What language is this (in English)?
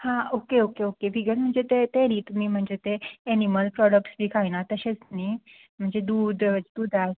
Konkani